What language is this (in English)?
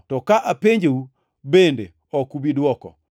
Luo (Kenya and Tanzania)